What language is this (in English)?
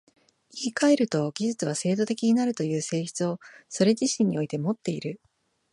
Japanese